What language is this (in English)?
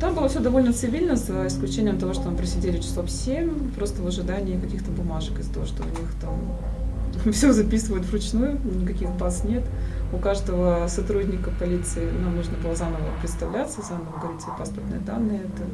Russian